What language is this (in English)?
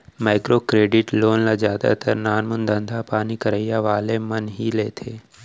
Chhattisgarhi